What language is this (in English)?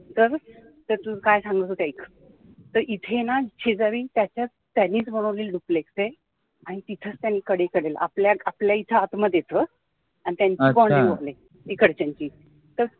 Marathi